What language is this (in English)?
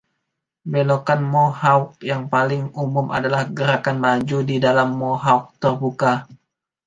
Indonesian